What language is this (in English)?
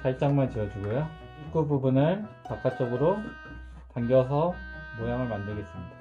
Korean